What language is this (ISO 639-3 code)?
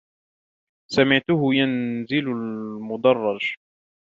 ara